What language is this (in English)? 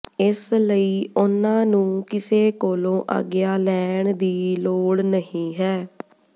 Punjabi